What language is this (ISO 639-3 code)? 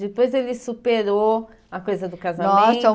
por